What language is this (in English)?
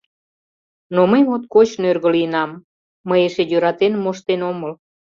Mari